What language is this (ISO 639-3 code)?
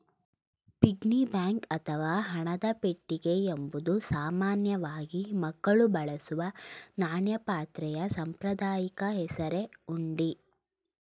kan